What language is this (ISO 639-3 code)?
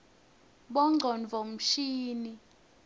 ssw